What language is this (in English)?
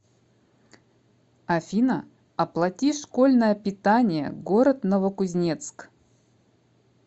Russian